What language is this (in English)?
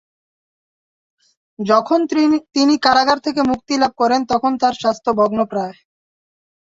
Bangla